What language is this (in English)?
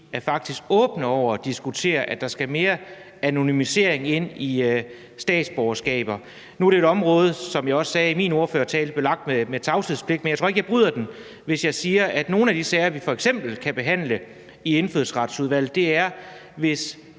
Danish